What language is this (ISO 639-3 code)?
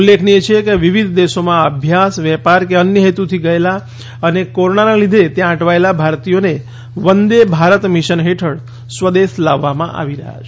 guj